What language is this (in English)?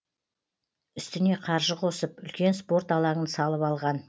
Kazakh